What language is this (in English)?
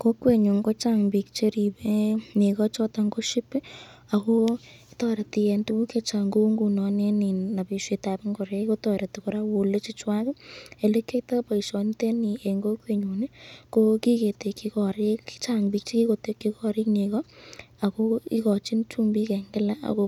Kalenjin